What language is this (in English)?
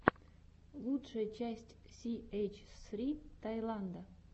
Russian